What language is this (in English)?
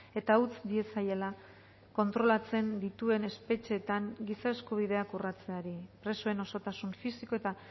Basque